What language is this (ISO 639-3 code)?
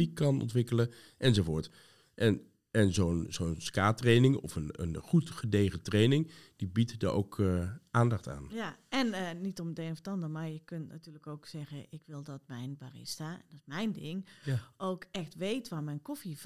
nld